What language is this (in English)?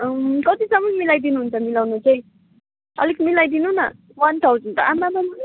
Nepali